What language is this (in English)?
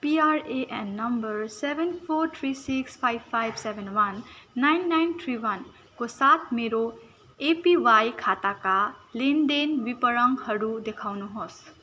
Nepali